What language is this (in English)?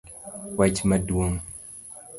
Luo (Kenya and Tanzania)